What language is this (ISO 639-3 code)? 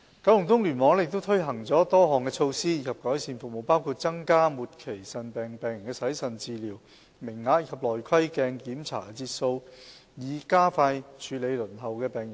yue